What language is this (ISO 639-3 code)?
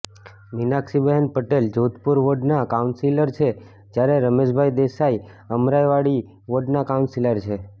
guj